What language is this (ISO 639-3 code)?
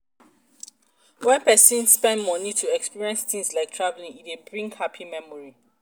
pcm